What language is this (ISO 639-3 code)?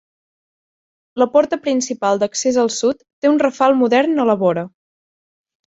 cat